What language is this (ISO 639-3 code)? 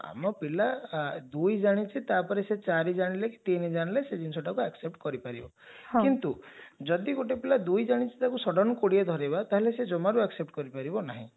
ori